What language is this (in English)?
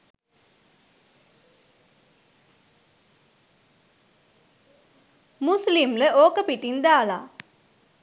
Sinhala